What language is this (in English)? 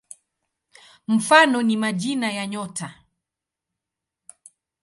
Swahili